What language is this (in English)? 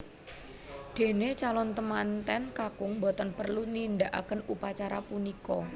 Javanese